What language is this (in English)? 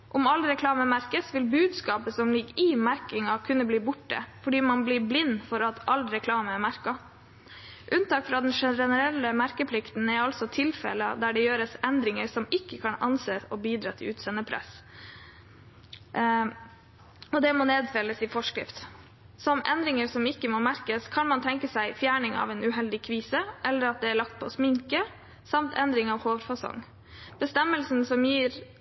Norwegian Bokmål